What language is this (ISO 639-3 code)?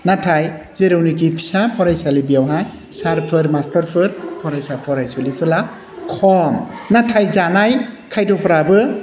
brx